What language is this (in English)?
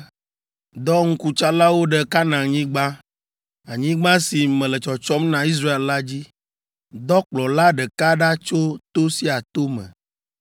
Ewe